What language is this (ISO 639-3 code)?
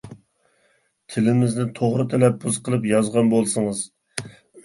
uig